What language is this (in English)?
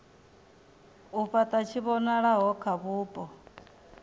Venda